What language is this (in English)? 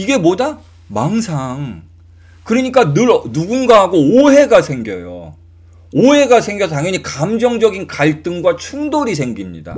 Korean